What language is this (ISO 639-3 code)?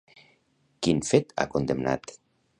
cat